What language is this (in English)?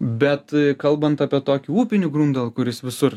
Lithuanian